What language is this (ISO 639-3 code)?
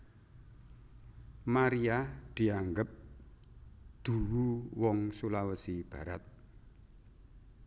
jav